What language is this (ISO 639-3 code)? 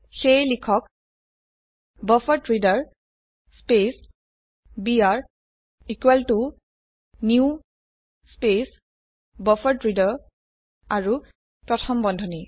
asm